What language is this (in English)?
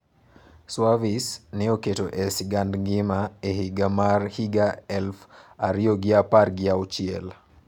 Luo (Kenya and Tanzania)